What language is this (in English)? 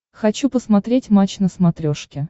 Russian